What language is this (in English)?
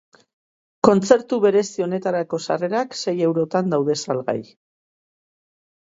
Basque